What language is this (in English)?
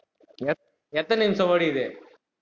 Tamil